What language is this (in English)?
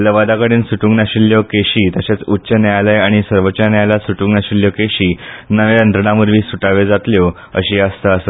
Konkani